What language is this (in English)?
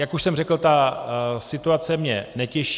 Czech